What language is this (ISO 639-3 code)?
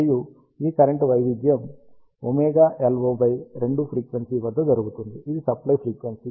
tel